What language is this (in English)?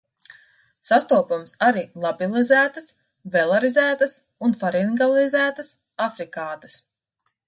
Latvian